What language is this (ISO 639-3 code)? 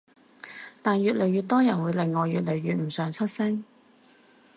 yue